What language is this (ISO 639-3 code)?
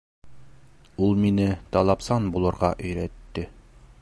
bak